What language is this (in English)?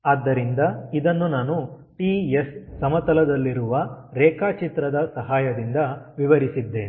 Kannada